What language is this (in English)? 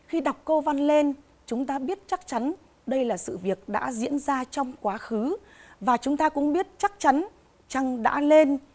Vietnamese